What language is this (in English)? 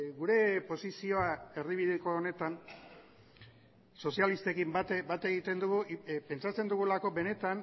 Basque